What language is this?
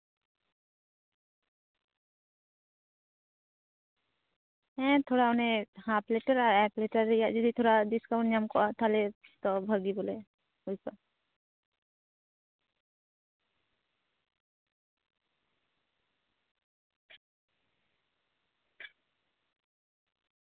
Santali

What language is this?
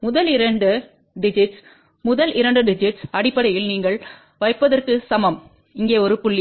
Tamil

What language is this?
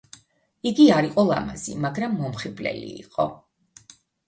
Georgian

